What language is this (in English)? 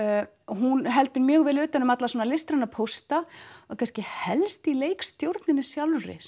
Icelandic